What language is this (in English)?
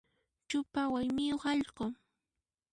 Puno Quechua